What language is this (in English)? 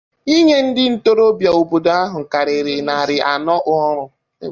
Igbo